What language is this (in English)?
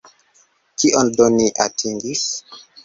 Esperanto